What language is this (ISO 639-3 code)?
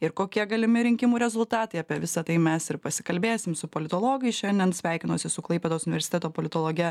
lit